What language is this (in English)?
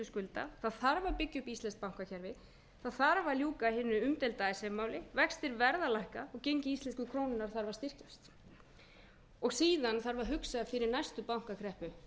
Icelandic